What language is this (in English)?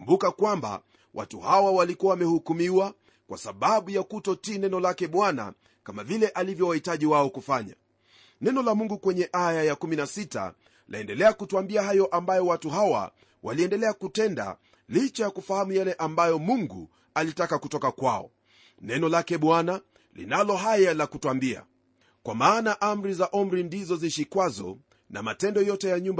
Swahili